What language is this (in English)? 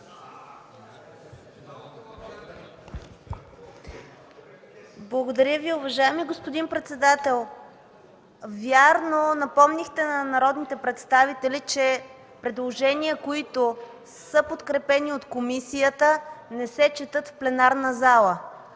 Bulgarian